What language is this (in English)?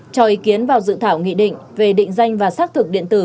Vietnamese